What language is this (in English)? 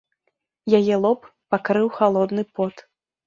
Belarusian